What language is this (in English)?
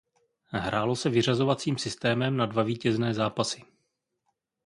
Czech